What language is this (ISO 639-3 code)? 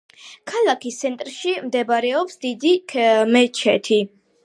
kat